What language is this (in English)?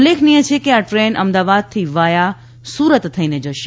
Gujarati